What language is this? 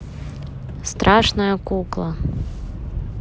Russian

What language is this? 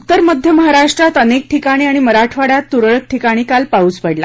Marathi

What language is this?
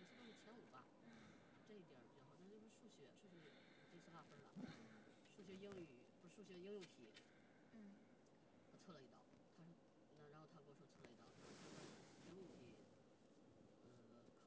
Chinese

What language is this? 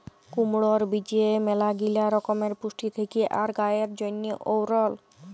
Bangla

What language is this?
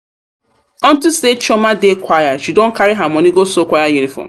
Nigerian Pidgin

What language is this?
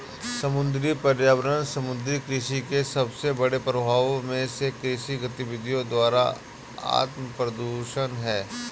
Hindi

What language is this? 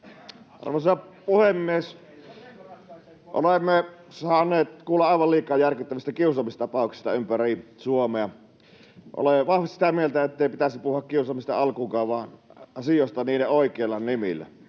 Finnish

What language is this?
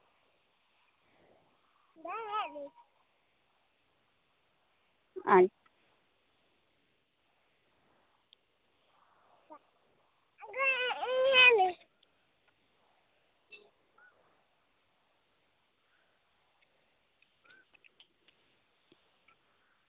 Santali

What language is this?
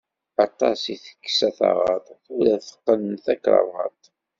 Kabyle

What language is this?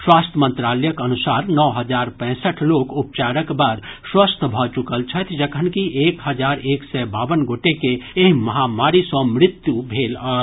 Maithili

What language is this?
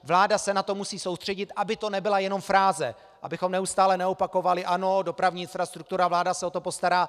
Czech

